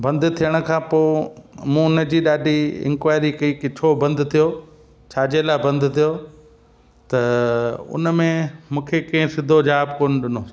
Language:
Sindhi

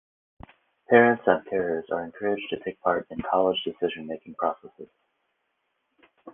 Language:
English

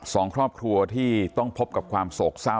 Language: Thai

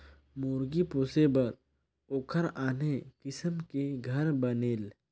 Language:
Chhattisgarhi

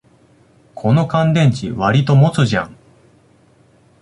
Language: Japanese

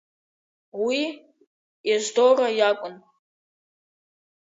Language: Abkhazian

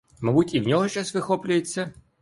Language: Ukrainian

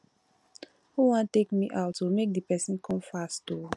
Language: Nigerian Pidgin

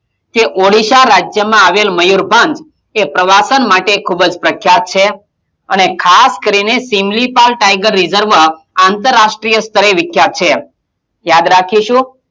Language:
Gujarati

